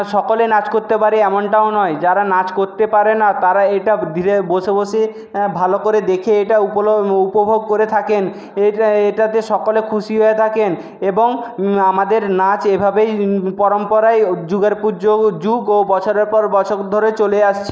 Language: Bangla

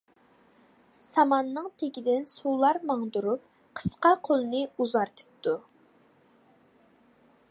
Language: Uyghur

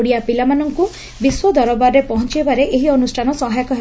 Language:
Odia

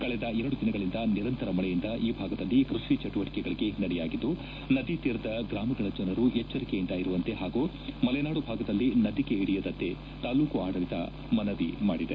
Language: Kannada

